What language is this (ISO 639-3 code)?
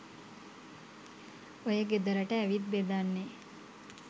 sin